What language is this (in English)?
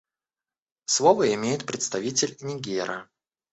Russian